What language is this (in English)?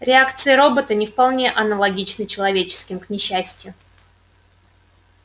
Russian